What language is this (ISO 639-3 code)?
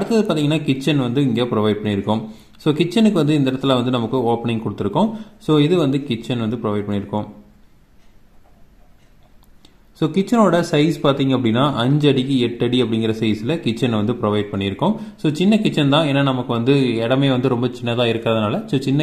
tam